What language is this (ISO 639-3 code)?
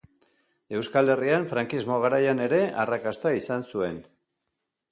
eus